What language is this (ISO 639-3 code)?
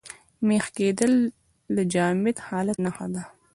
pus